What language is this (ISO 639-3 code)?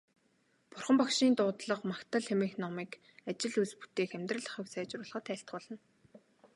mon